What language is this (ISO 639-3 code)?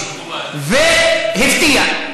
heb